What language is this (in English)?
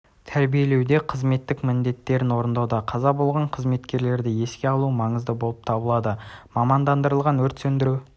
Kazakh